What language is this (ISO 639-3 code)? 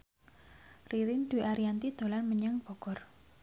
jav